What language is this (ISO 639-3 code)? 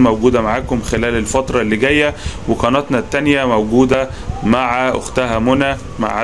ara